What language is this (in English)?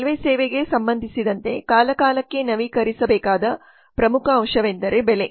Kannada